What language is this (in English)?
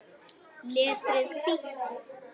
Icelandic